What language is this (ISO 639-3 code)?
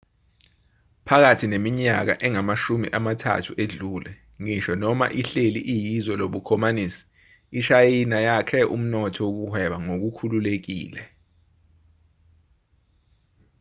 zul